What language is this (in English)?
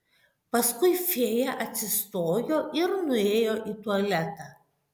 Lithuanian